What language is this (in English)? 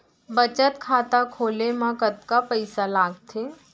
Chhattisgarhi